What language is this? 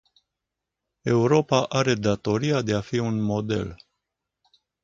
Romanian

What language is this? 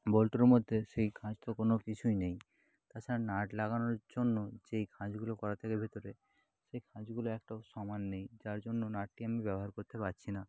Bangla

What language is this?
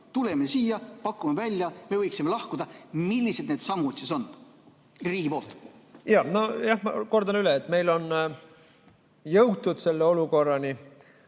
Estonian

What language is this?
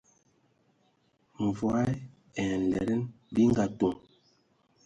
Ewondo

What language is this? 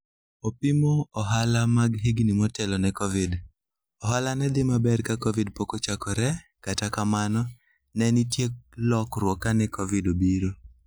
Luo (Kenya and Tanzania)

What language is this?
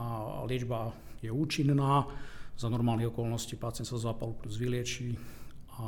Slovak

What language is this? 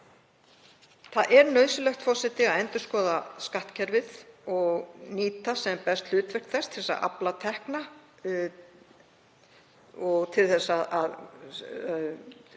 Icelandic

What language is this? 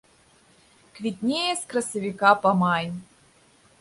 Belarusian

